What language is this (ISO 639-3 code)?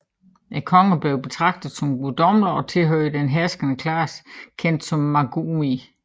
dan